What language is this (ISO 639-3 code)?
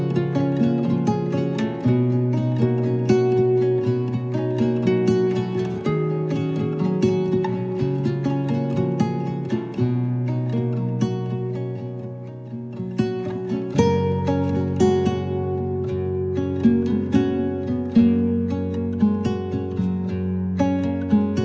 vie